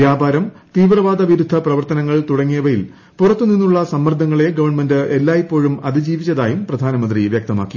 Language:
Malayalam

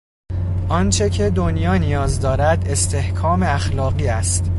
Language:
Persian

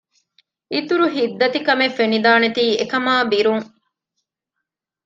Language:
Divehi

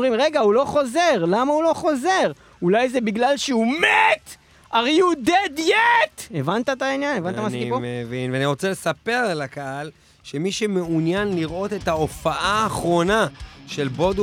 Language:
Hebrew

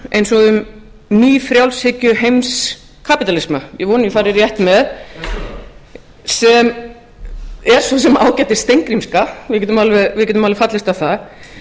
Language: Icelandic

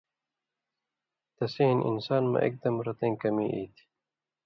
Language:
Indus Kohistani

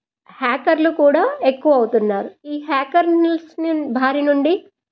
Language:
Telugu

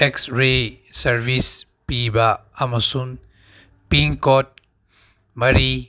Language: Manipuri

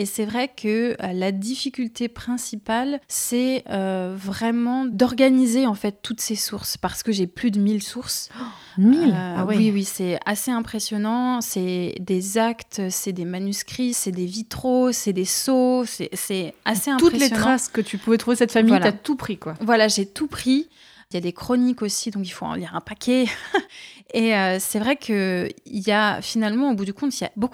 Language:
French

